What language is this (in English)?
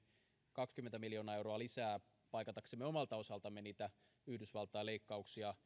Finnish